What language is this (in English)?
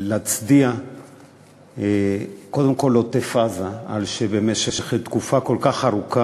Hebrew